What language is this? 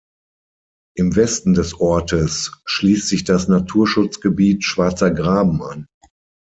German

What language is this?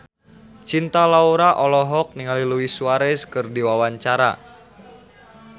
Sundanese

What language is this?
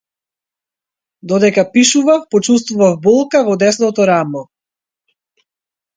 Macedonian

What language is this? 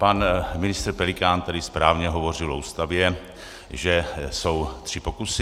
Czech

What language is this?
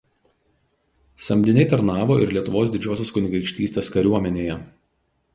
Lithuanian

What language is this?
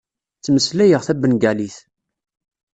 Kabyle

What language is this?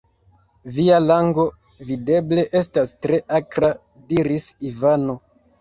Esperanto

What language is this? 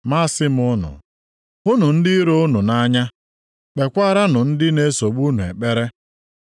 Igbo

